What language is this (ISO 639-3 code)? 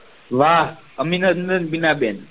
guj